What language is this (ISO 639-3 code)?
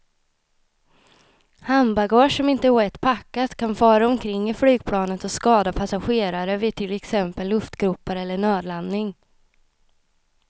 swe